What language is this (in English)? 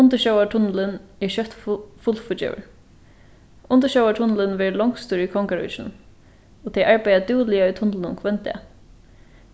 Faroese